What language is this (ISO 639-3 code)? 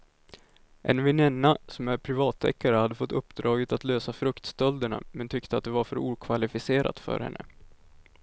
swe